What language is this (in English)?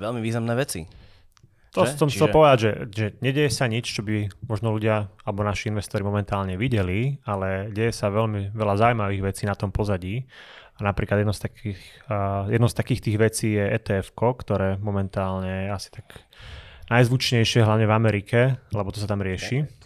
Slovak